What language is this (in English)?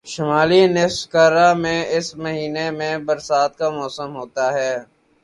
Urdu